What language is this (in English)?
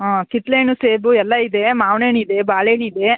Kannada